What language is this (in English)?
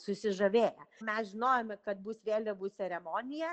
Lithuanian